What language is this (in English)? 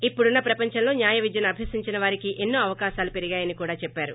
Telugu